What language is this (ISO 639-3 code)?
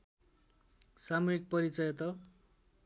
nep